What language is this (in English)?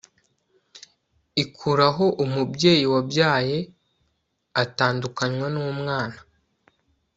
Kinyarwanda